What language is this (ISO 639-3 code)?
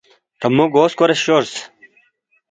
bft